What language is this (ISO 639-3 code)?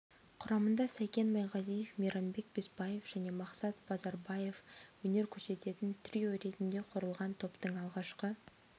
kaz